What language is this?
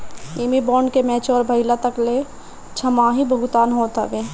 Bhojpuri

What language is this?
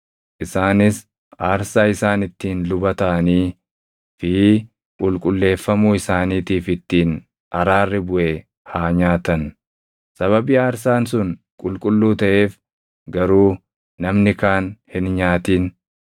Oromo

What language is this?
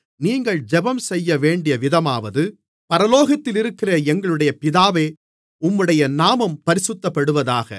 Tamil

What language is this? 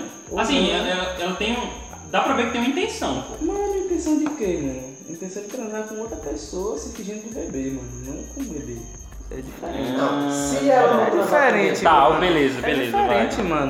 Portuguese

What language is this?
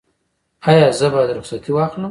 Pashto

